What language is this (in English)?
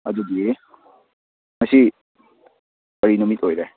Manipuri